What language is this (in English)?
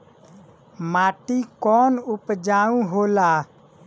Bhojpuri